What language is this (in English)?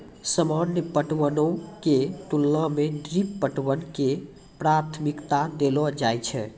Maithili